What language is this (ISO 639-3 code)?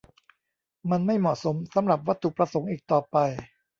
tha